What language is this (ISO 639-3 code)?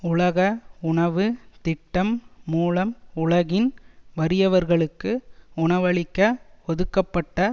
tam